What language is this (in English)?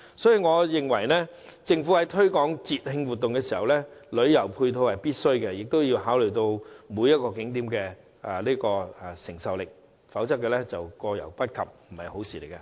Cantonese